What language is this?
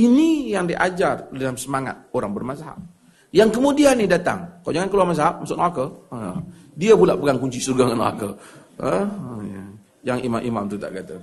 Malay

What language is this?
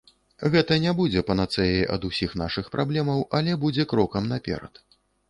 Belarusian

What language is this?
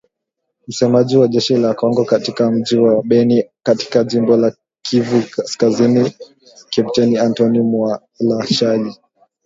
Swahili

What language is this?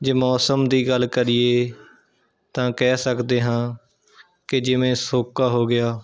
Punjabi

